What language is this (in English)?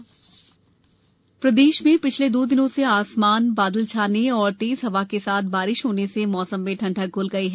Hindi